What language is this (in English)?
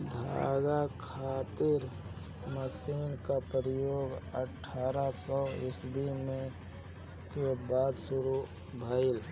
Bhojpuri